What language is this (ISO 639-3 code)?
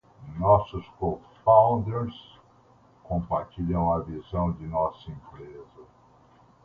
por